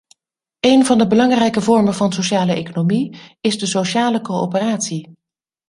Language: Dutch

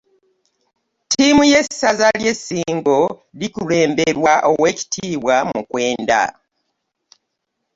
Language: Ganda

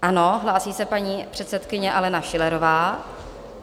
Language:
Czech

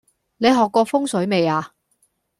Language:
Cantonese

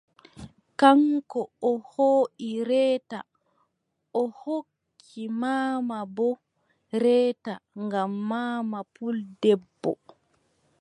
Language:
Adamawa Fulfulde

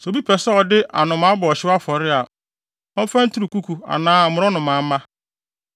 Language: Akan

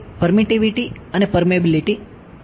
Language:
Gujarati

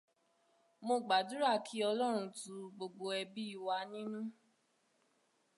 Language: Yoruba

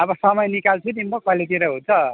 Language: Nepali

